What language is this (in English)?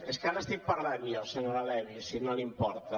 Catalan